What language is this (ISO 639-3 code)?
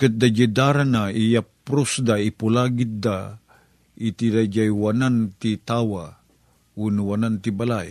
fil